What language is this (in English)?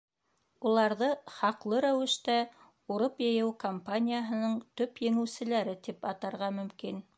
Bashkir